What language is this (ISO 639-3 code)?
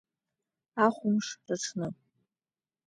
abk